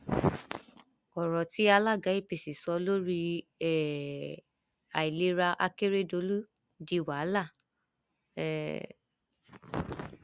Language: Yoruba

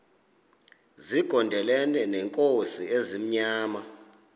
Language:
Xhosa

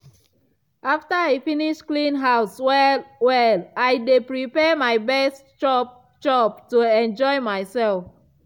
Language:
Nigerian Pidgin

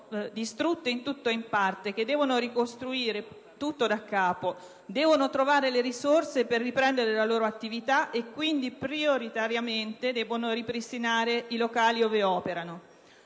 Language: Italian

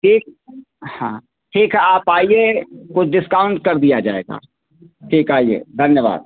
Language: Hindi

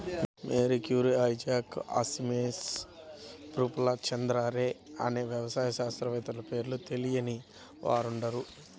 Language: Telugu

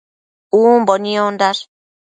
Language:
Matsés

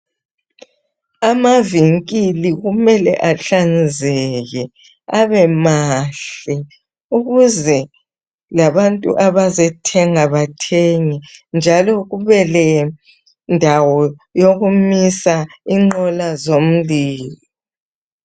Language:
North Ndebele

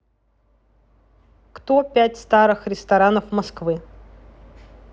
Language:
Russian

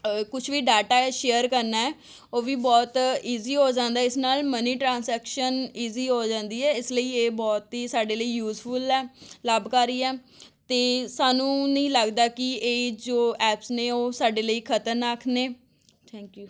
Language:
Punjabi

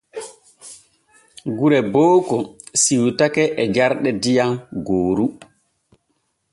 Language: Borgu Fulfulde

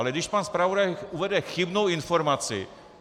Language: Czech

